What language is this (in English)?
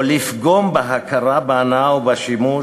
Hebrew